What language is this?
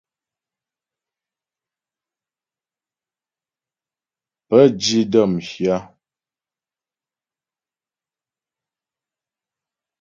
Ghomala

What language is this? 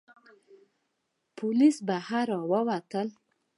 Pashto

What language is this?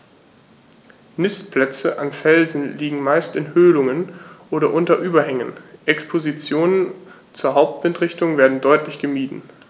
German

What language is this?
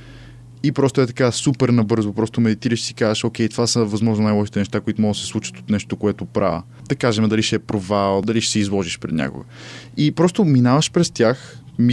Bulgarian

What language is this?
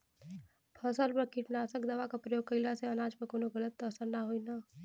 Bhojpuri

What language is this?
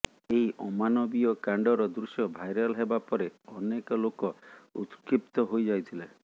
Odia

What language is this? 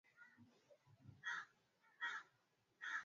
Swahili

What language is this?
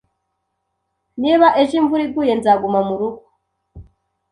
Kinyarwanda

